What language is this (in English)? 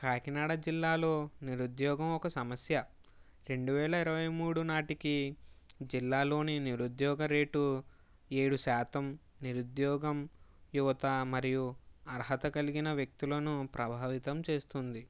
Telugu